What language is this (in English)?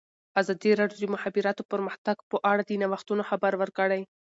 Pashto